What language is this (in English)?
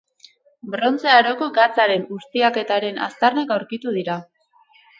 Basque